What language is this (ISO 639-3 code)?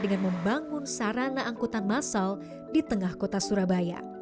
ind